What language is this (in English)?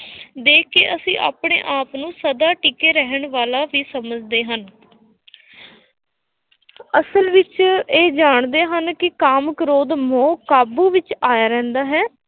Punjabi